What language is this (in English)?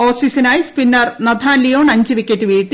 Malayalam